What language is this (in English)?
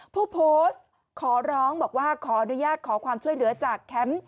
Thai